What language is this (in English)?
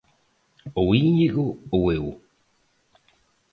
Galician